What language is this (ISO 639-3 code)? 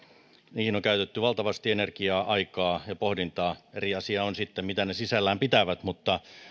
fin